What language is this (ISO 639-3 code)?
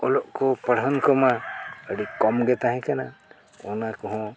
sat